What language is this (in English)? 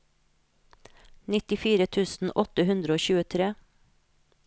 Norwegian